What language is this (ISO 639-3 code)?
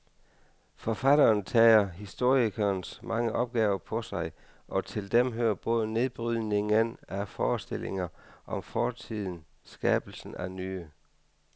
dan